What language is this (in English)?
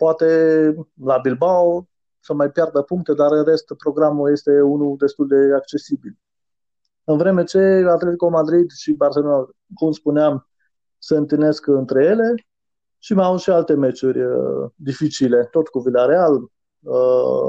Romanian